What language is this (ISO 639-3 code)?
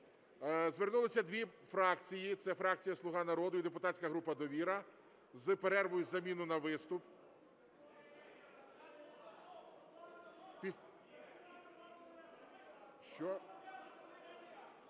ukr